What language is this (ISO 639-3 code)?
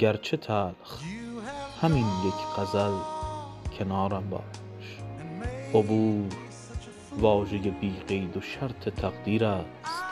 fas